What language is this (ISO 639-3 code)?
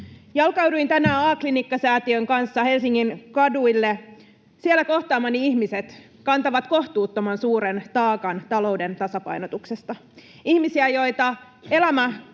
fin